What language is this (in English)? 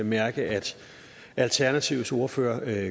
Danish